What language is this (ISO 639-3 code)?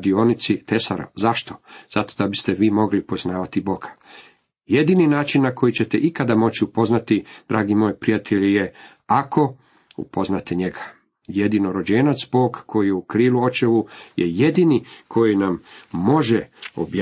hrv